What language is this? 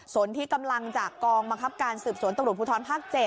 Thai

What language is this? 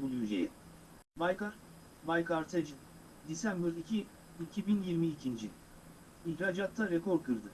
Turkish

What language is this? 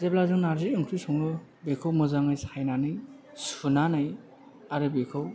Bodo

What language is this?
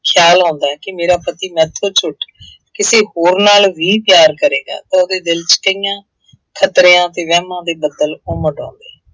Punjabi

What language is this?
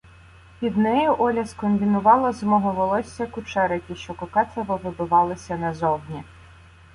Ukrainian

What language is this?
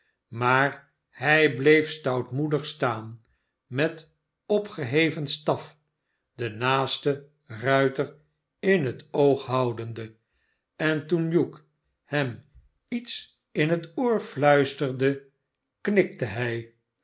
Dutch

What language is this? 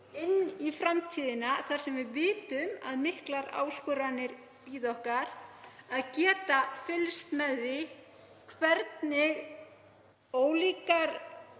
Icelandic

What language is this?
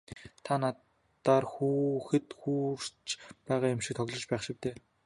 Mongolian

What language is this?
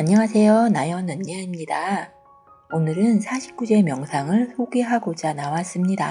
Korean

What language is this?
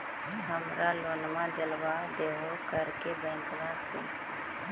Magahi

